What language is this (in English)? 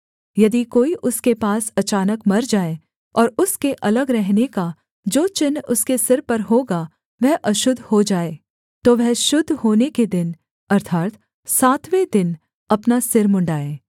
Hindi